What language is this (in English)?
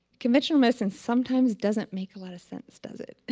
English